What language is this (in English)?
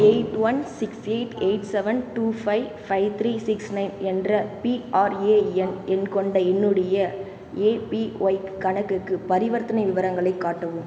Tamil